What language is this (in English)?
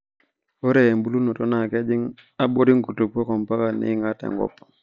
Masai